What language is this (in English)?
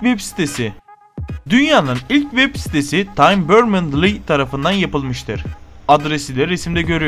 Turkish